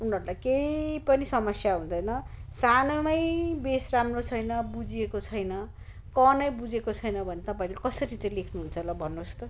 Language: Nepali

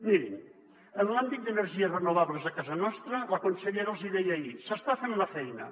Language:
Catalan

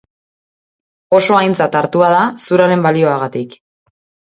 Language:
Basque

